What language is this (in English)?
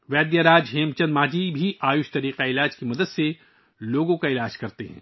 Urdu